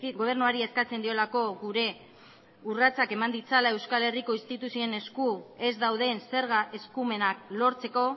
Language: Basque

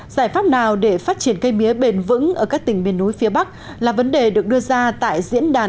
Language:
Vietnamese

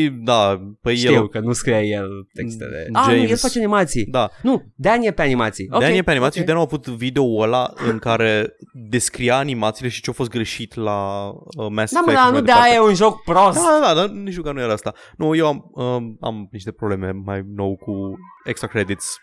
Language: Romanian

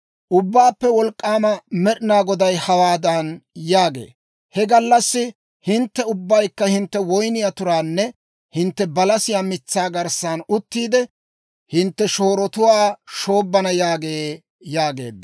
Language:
Dawro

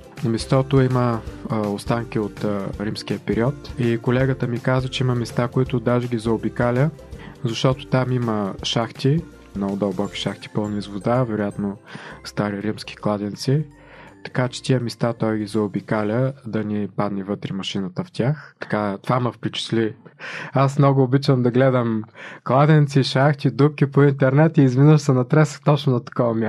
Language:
Bulgarian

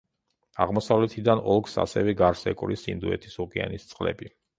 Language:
Georgian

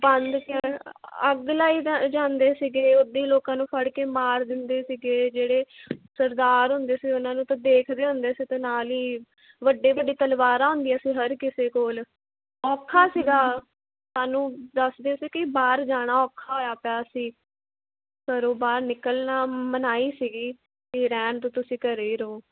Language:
Punjabi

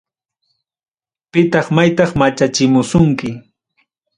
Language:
Ayacucho Quechua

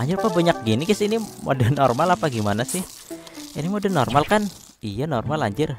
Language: Indonesian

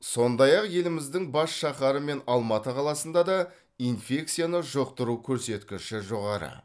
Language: Kazakh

